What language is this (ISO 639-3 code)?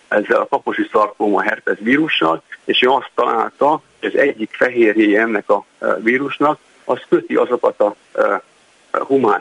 hun